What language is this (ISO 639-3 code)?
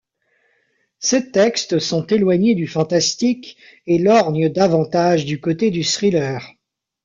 fra